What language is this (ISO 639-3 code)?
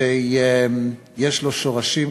heb